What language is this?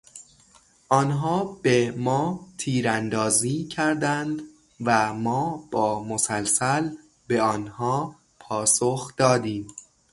Persian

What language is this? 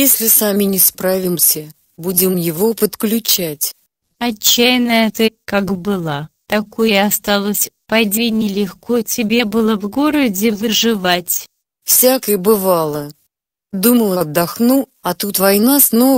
Russian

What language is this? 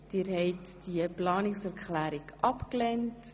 Swiss German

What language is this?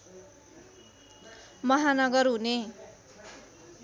Nepali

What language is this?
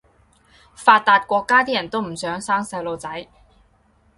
Cantonese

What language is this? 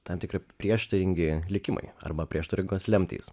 Lithuanian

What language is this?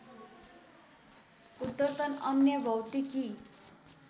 Nepali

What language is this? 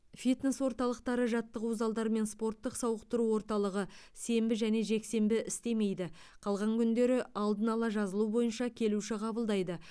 Kazakh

